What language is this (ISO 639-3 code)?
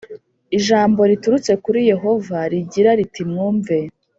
kin